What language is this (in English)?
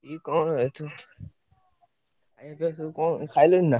Odia